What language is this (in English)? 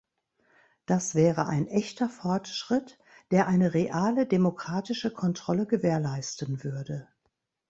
German